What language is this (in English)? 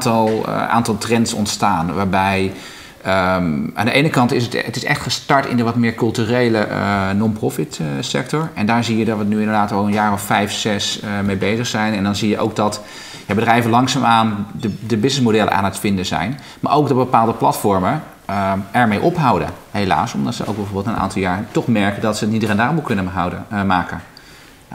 Dutch